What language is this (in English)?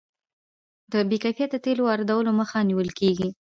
Pashto